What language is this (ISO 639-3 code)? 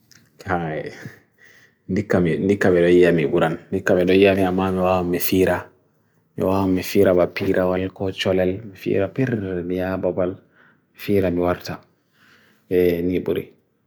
fui